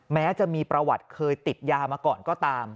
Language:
Thai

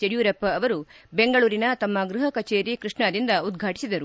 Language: Kannada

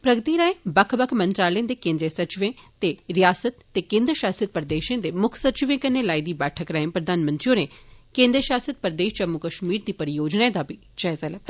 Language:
Dogri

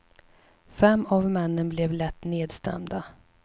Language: Swedish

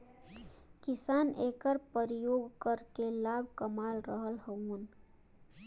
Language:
Bhojpuri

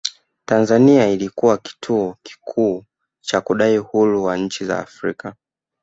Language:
Swahili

